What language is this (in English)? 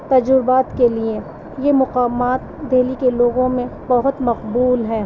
Urdu